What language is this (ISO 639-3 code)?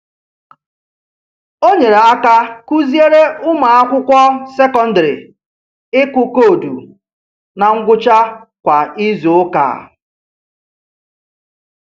ibo